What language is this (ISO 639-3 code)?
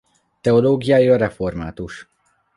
hun